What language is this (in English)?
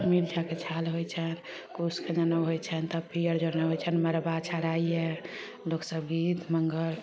Maithili